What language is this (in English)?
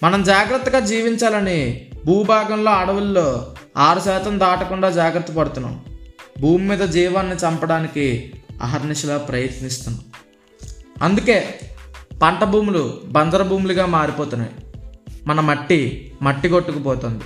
Telugu